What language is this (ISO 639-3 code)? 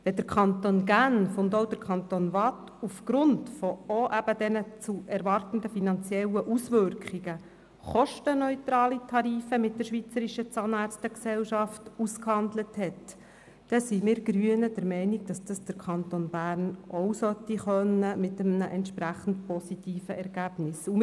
gsw